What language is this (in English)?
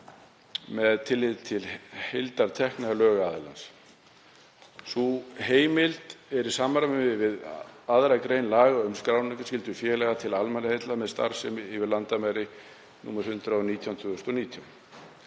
Icelandic